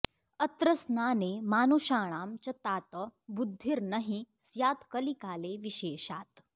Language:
Sanskrit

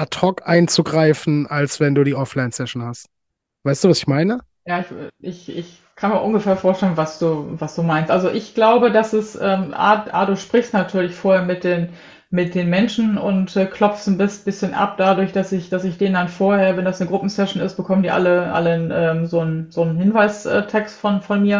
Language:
German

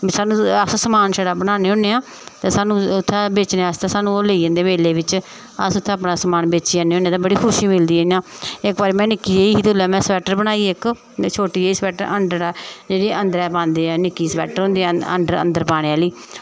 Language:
Dogri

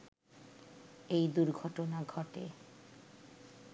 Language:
Bangla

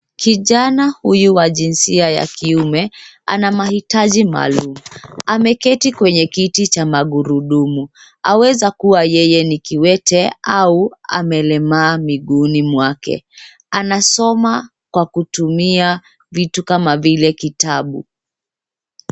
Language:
Swahili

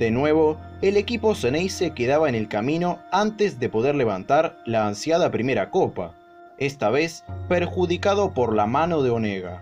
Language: Spanish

